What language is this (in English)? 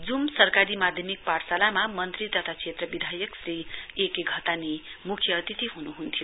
Nepali